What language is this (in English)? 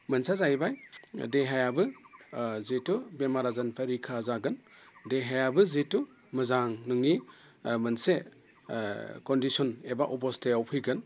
Bodo